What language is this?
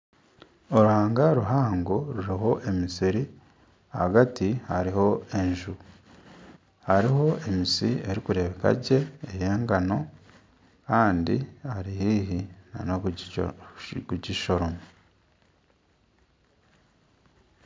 Nyankole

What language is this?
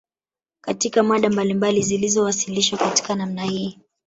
Swahili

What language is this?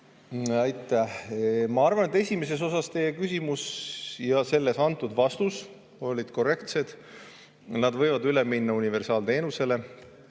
Estonian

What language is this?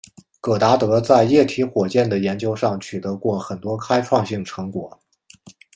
Chinese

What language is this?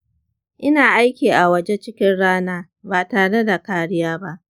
Hausa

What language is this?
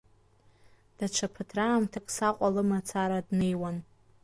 Abkhazian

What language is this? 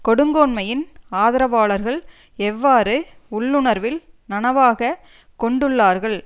Tamil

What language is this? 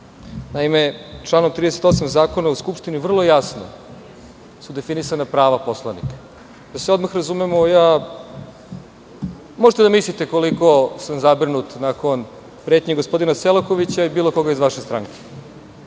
Serbian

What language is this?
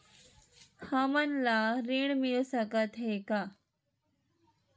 Chhattisgarhi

